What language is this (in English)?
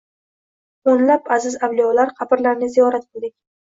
Uzbek